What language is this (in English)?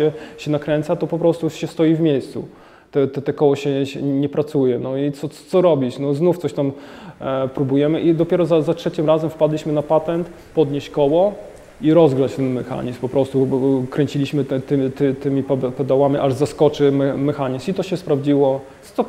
Polish